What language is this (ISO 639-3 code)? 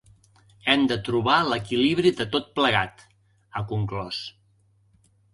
cat